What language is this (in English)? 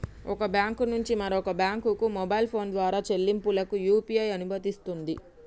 Telugu